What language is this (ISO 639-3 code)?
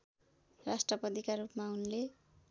nep